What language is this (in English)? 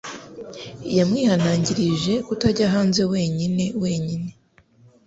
Kinyarwanda